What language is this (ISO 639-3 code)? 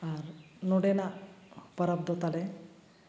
sat